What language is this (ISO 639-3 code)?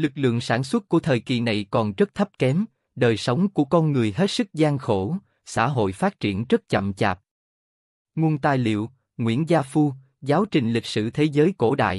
vie